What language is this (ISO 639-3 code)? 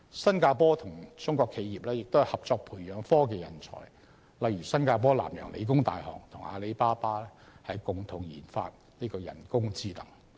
yue